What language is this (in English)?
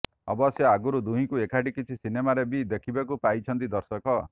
Odia